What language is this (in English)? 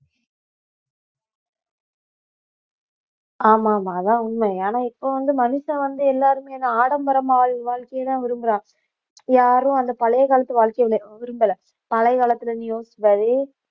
Tamil